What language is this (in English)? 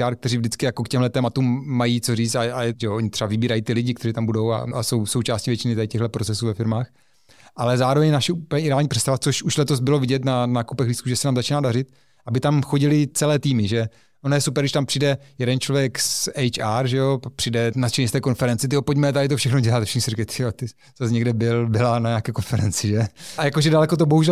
Czech